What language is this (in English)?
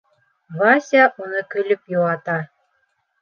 Bashkir